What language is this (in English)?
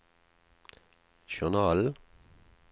Norwegian